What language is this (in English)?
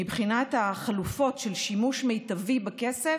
Hebrew